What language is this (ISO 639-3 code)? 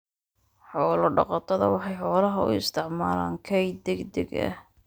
som